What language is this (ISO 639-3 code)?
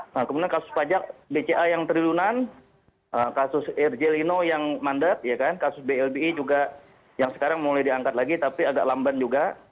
ind